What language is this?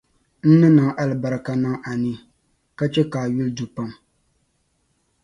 Dagbani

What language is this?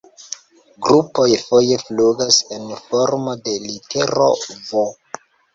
Esperanto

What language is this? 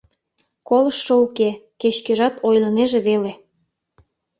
Mari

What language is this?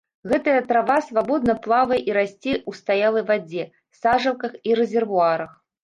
Belarusian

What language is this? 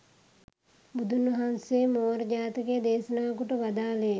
Sinhala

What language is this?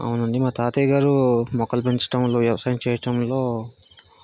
Telugu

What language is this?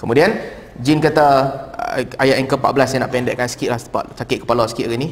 Malay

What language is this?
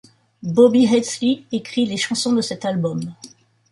French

